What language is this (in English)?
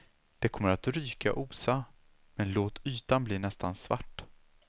Swedish